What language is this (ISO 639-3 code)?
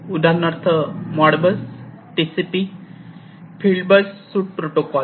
mar